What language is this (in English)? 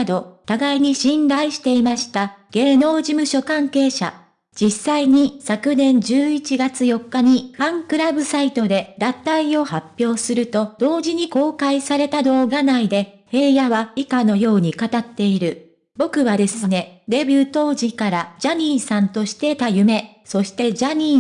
Japanese